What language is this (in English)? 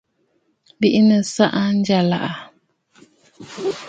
Bafut